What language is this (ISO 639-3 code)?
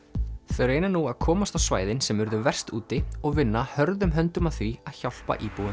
isl